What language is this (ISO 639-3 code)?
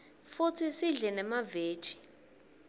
ssw